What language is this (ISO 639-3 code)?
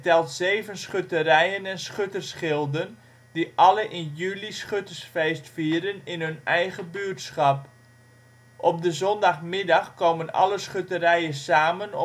nld